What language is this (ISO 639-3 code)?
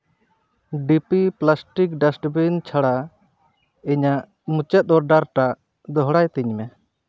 sat